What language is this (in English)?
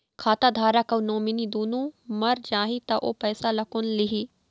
Chhattisgarhi